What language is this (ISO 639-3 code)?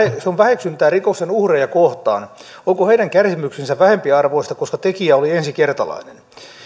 fin